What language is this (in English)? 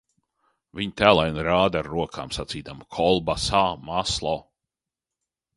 Latvian